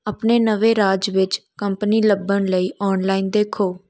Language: Punjabi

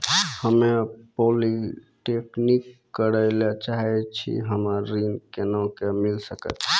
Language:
Maithili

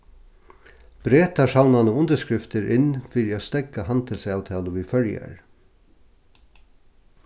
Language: Faroese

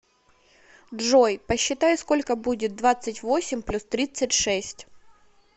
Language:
Russian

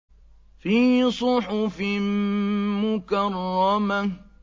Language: Arabic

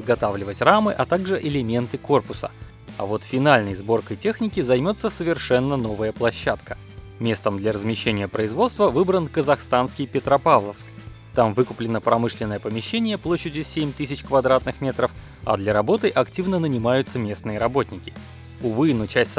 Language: Russian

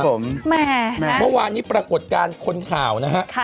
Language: Thai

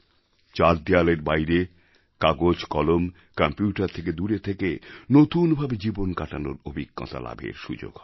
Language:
Bangla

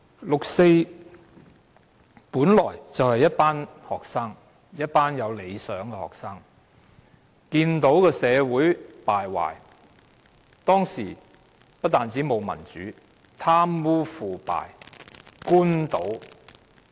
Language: Cantonese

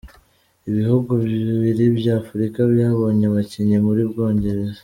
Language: Kinyarwanda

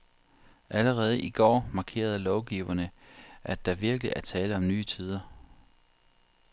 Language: Danish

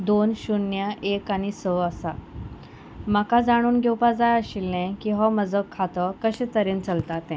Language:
Konkani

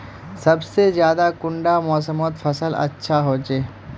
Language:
Magahi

